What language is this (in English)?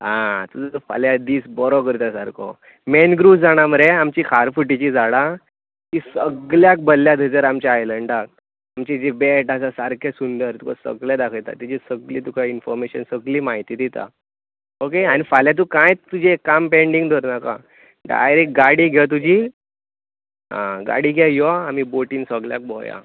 Konkani